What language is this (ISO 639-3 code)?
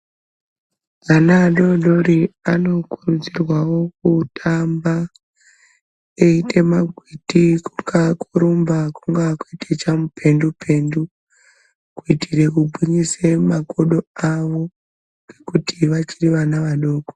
ndc